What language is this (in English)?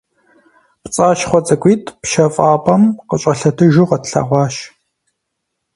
Kabardian